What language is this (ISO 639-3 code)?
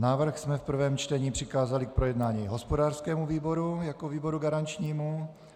ces